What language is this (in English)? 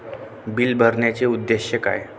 Marathi